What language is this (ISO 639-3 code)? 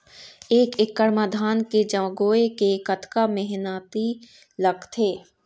hne